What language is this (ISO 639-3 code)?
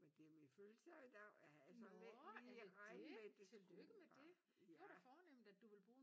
dan